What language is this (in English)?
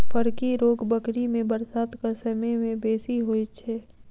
Maithili